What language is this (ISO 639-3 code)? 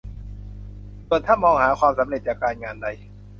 tha